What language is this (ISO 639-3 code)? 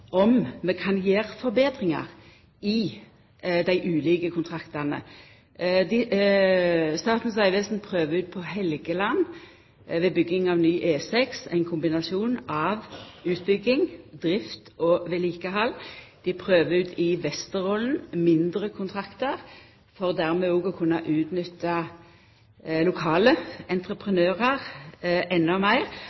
nno